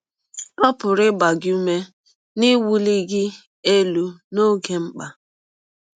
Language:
Igbo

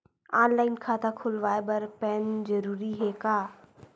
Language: Chhattisgarhi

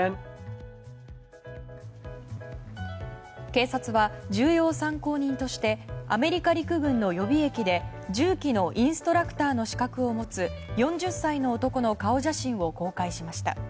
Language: Japanese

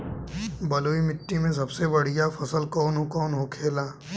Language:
Bhojpuri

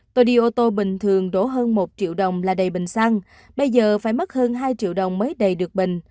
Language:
Vietnamese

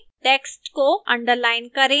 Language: Hindi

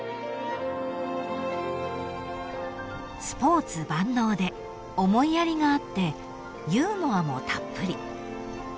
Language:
Japanese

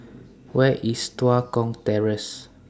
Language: English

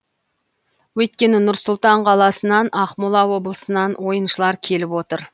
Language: Kazakh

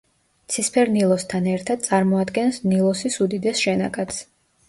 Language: Georgian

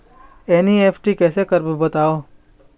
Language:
Chhattisgarhi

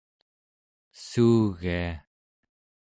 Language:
Central Yupik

